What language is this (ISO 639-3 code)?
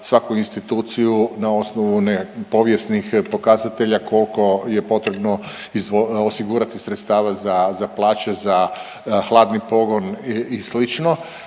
hrv